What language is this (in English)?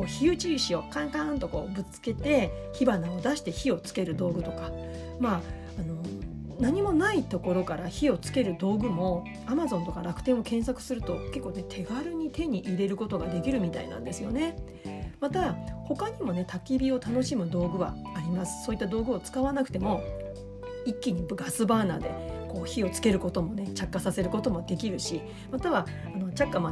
Japanese